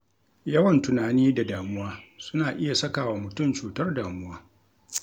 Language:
Hausa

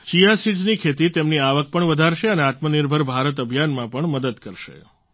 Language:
Gujarati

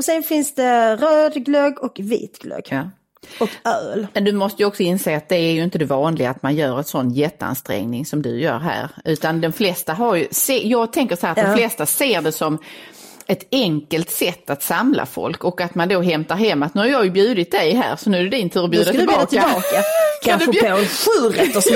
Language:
Swedish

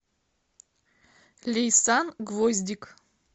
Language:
Russian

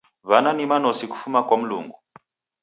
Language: Taita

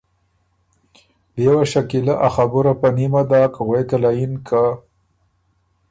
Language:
Ormuri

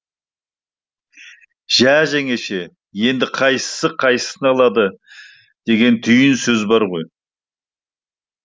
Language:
Kazakh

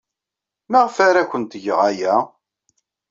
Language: Kabyle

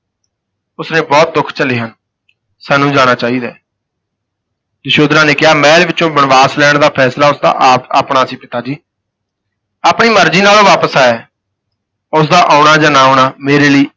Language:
Punjabi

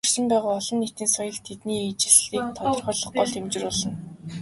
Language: Mongolian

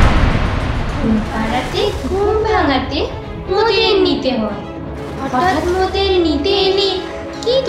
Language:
Romanian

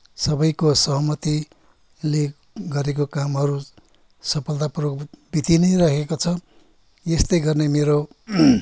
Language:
Nepali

